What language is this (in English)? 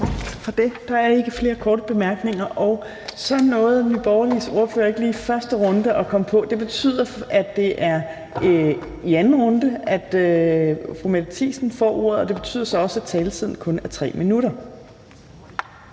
Danish